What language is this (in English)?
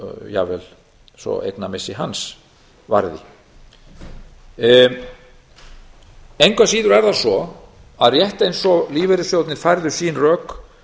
Icelandic